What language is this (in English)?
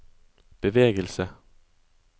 Norwegian